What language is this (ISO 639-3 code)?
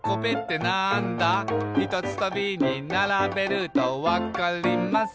jpn